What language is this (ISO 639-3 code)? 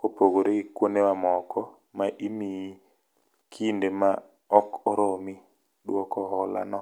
luo